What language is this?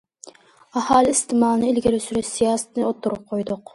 Uyghur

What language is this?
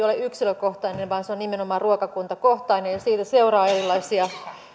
Finnish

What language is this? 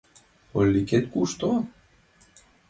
Mari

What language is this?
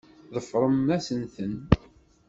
Kabyle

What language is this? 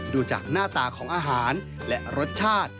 Thai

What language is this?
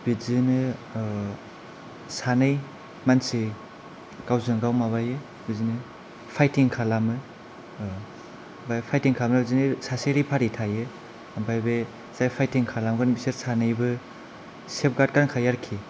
Bodo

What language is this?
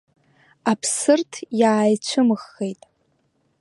Abkhazian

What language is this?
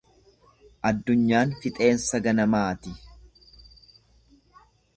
Oromo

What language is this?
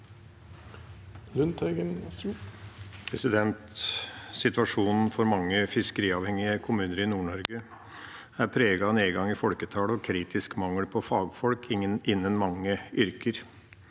Norwegian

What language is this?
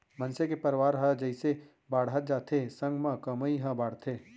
Chhattisgarhi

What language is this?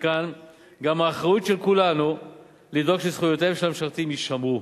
Hebrew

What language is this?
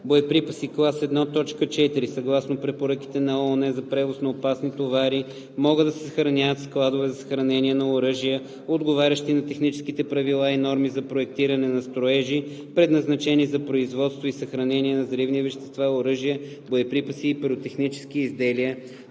Bulgarian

